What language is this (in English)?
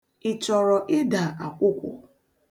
Igbo